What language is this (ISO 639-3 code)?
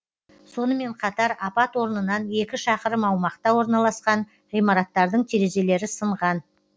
kaz